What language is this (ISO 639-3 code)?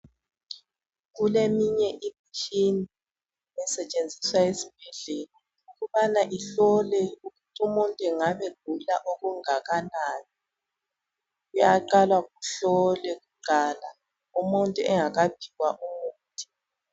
nde